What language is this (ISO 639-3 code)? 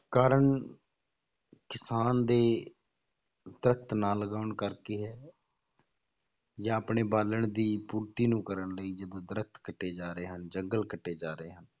pan